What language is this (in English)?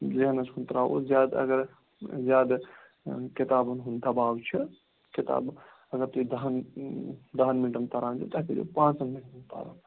Kashmiri